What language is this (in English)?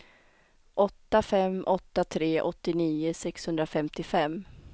Swedish